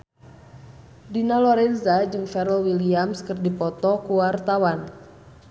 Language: Sundanese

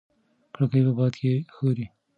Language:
Pashto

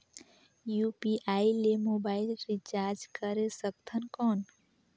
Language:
Chhattisgarhi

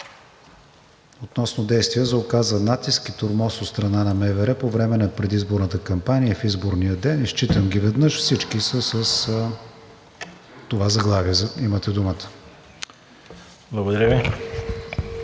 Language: Bulgarian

